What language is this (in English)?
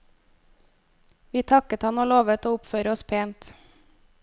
Norwegian